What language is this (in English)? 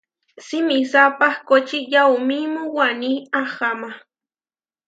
Huarijio